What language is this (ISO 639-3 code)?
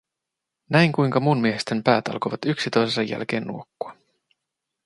fin